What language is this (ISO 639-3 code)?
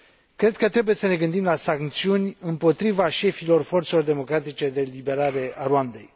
ron